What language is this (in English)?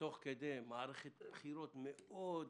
Hebrew